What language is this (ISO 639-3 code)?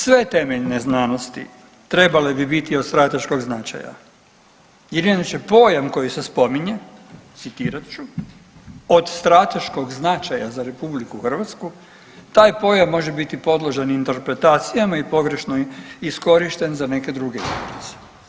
hrv